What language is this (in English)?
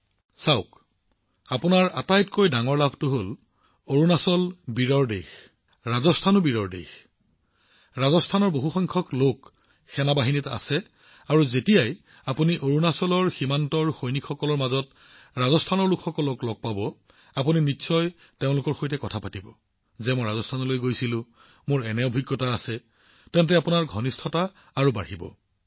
Assamese